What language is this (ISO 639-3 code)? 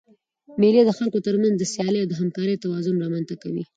pus